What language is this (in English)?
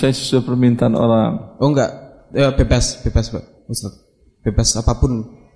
Indonesian